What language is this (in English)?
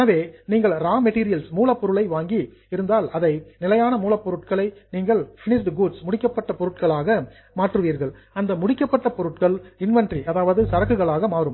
Tamil